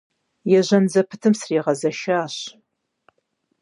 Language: Kabardian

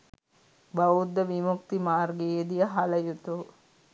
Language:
Sinhala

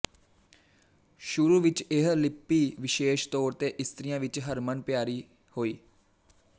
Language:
Punjabi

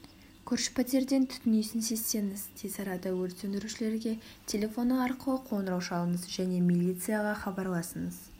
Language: Kazakh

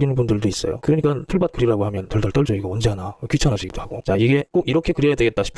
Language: Korean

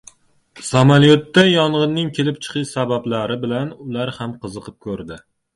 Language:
Uzbek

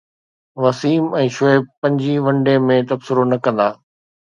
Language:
Sindhi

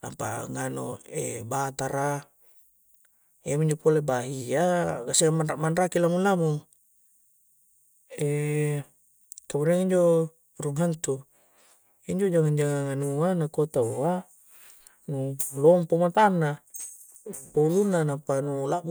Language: Coastal Konjo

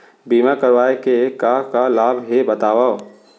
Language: Chhattisgarhi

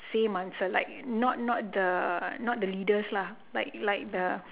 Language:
English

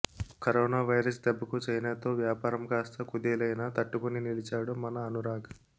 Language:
Telugu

